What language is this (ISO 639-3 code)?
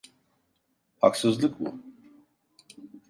tur